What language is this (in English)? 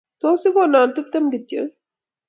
Kalenjin